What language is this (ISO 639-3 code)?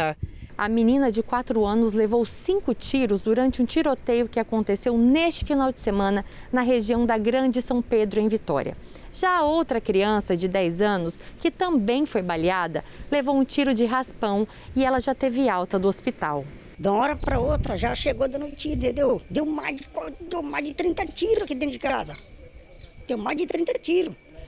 por